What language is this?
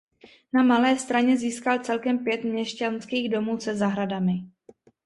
Czech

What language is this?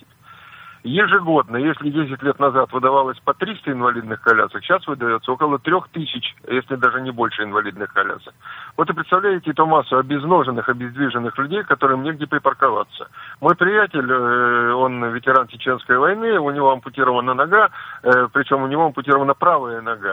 Russian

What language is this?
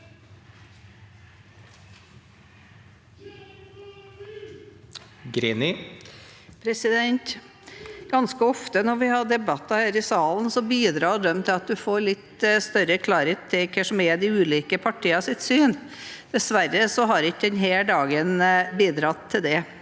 Norwegian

